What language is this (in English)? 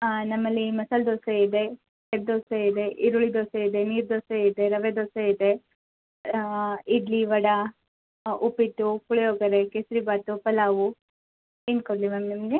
Kannada